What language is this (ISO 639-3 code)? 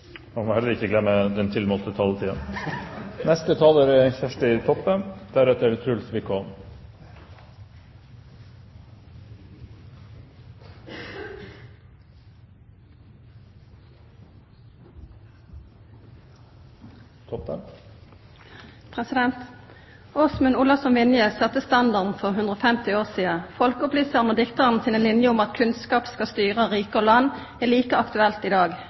nor